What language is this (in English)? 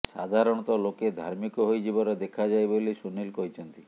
Odia